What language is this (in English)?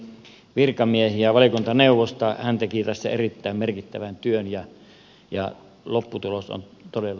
Finnish